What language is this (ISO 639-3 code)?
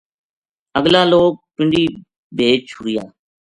gju